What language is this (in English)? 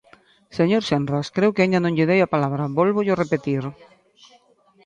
Galician